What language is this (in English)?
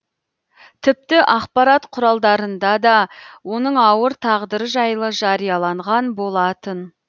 Kazakh